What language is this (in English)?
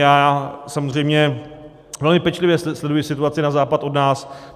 Czech